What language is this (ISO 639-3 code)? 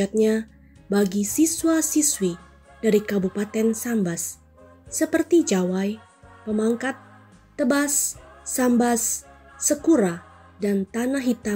ind